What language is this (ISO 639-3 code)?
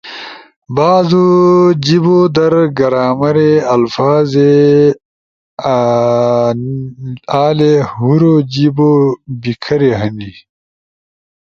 ush